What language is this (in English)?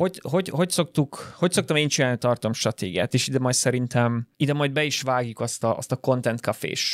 Hungarian